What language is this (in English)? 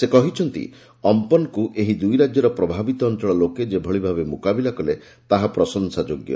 Odia